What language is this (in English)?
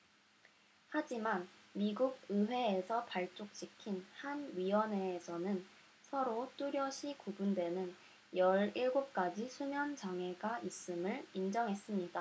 Korean